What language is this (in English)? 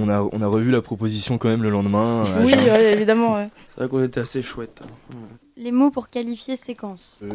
French